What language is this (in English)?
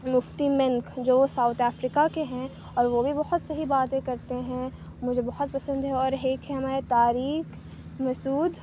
Urdu